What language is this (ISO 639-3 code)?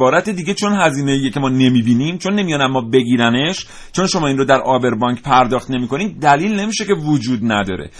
fas